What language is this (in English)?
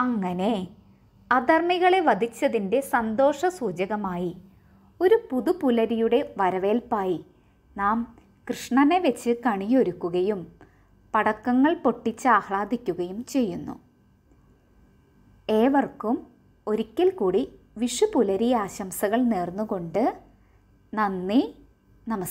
Romanian